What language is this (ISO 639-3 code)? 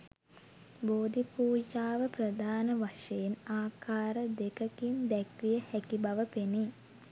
sin